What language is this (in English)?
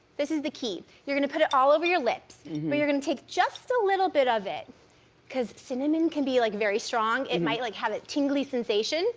English